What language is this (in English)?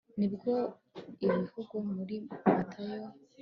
Kinyarwanda